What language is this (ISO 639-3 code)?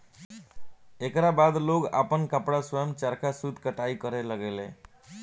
bho